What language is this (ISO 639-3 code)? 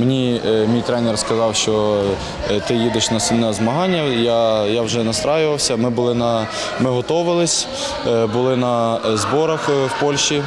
ukr